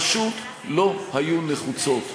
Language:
Hebrew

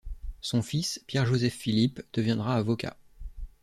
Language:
French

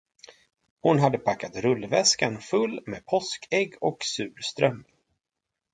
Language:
Swedish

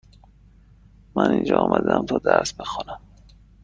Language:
Persian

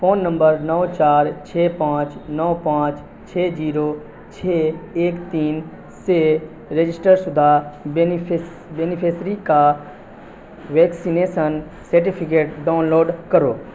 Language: Urdu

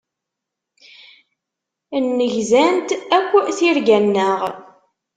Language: Kabyle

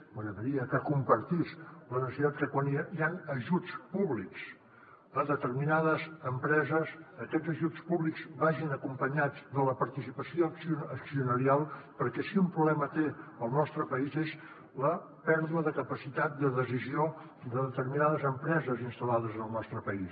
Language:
Catalan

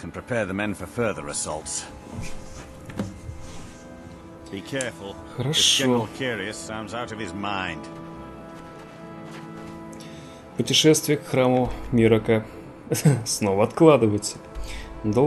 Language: Russian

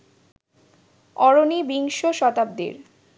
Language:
Bangla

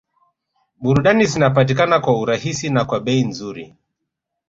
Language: Swahili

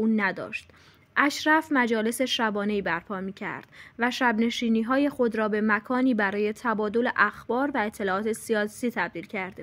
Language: Persian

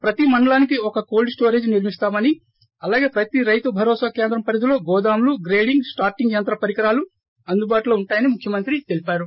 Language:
Telugu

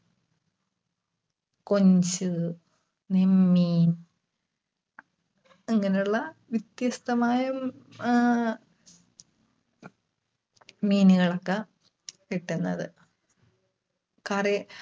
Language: Malayalam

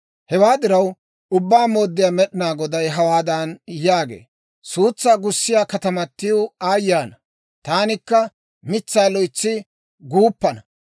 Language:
Dawro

